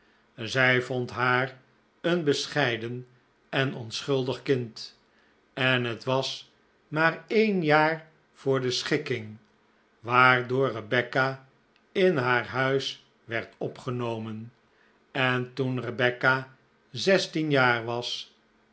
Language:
Dutch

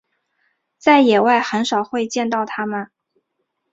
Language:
Chinese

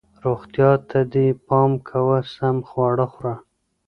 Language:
Pashto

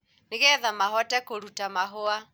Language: Kikuyu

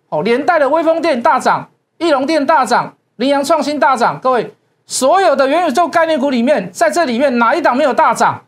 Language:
Chinese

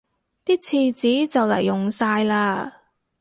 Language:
Cantonese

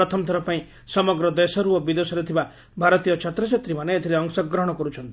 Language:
Odia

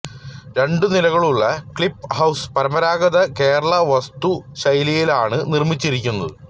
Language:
Malayalam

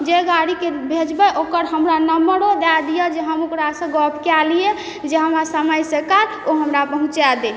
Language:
Maithili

